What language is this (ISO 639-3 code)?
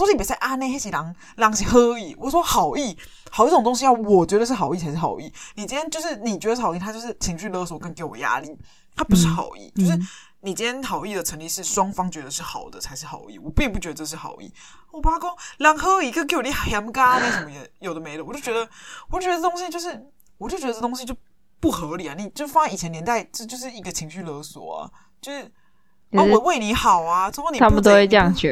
zho